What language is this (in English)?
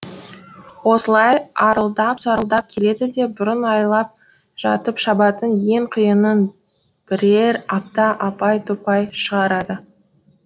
Kazakh